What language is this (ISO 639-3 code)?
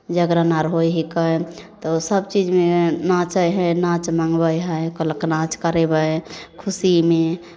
mai